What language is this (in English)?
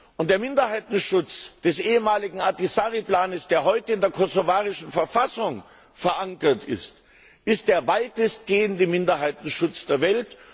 German